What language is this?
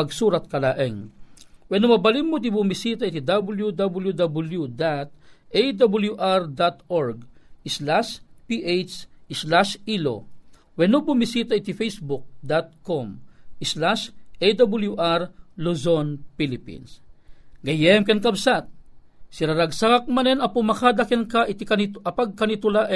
Filipino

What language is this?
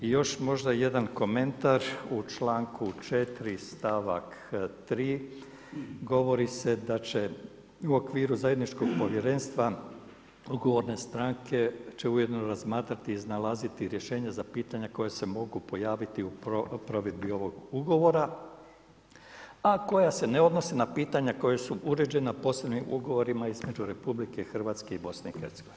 Croatian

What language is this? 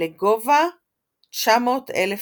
Hebrew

